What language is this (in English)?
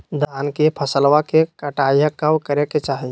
Magahi